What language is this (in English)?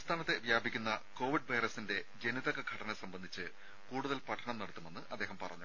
Malayalam